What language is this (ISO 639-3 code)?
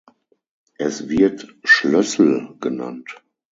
deu